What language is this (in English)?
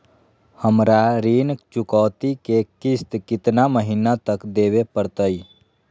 Magahi